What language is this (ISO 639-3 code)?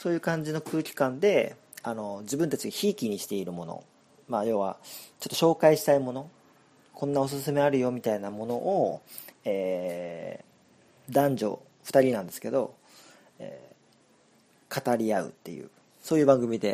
jpn